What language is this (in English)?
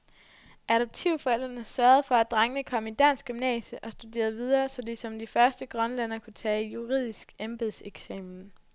Danish